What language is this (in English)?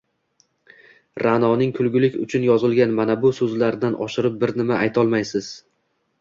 Uzbek